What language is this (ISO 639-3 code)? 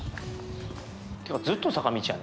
jpn